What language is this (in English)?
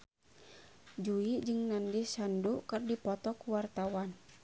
Sundanese